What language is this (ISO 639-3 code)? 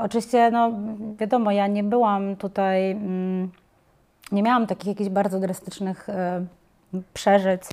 pol